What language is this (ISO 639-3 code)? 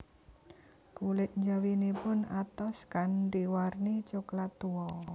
jav